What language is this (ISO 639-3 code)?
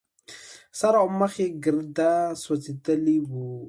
pus